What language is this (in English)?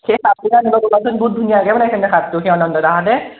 Assamese